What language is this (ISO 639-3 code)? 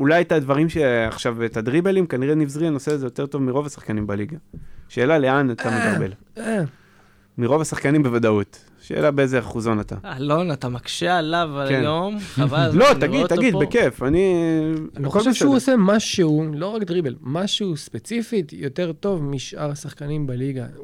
heb